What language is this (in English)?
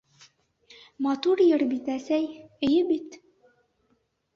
Bashkir